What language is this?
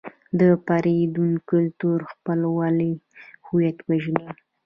Pashto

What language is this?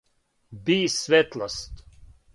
Serbian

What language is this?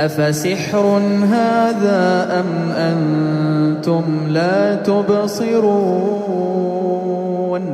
Arabic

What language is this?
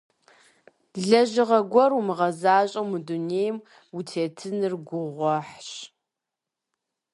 Kabardian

